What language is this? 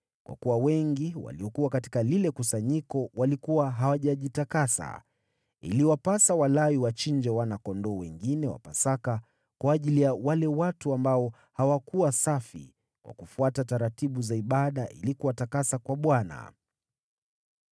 Swahili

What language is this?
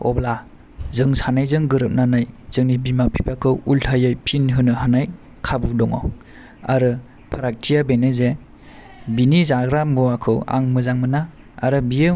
Bodo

